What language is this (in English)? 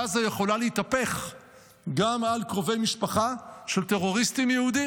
Hebrew